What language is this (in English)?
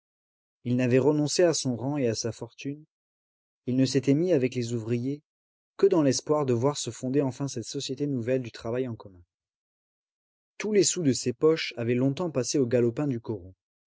French